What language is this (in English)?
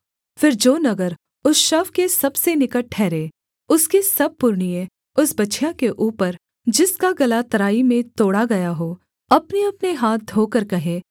Hindi